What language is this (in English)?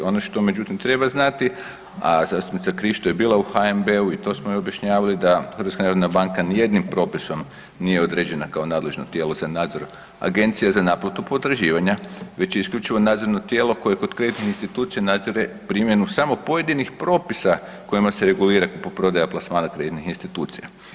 Croatian